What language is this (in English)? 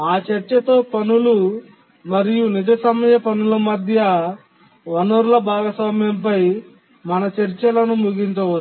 Telugu